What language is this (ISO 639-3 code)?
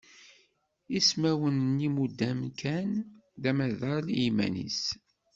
kab